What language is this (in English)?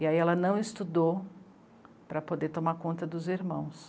Portuguese